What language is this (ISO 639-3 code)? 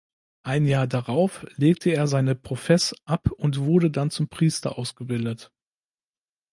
deu